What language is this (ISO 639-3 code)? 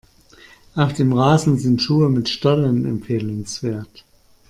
deu